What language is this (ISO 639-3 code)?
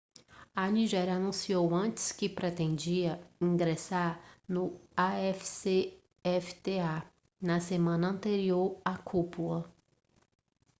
por